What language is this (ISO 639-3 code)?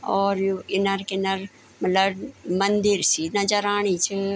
gbm